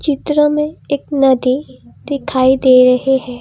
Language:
Hindi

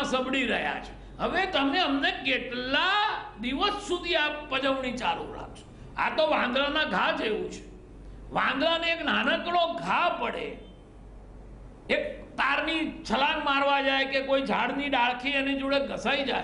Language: Gujarati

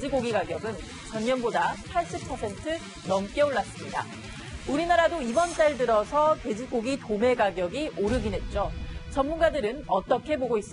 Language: Korean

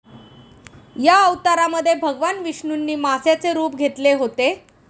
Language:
Marathi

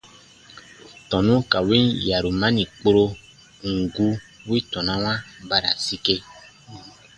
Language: Baatonum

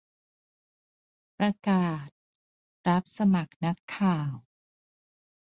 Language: Thai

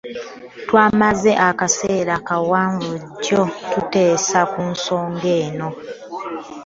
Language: Ganda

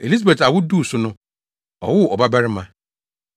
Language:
Akan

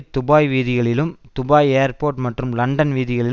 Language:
Tamil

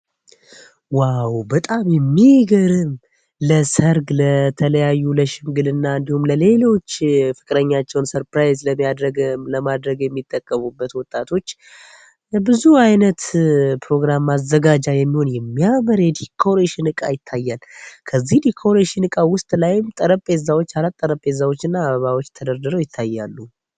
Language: Amharic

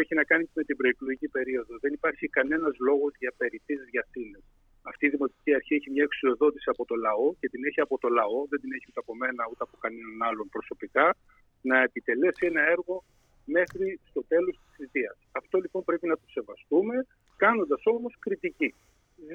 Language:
Greek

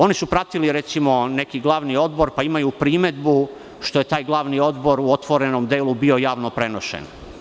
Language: Serbian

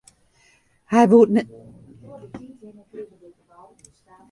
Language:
Western Frisian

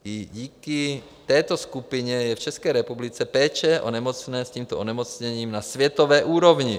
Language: Czech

